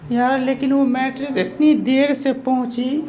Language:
Urdu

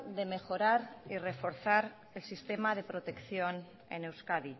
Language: Spanish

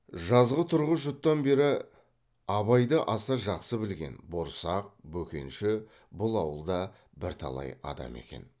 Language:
Kazakh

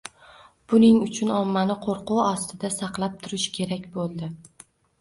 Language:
Uzbek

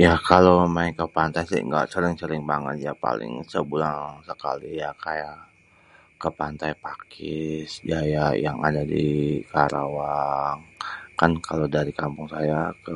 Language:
Betawi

